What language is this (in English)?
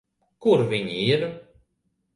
Latvian